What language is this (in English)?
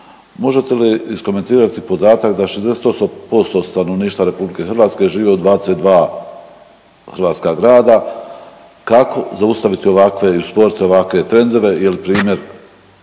Croatian